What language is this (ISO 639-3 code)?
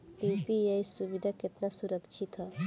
bho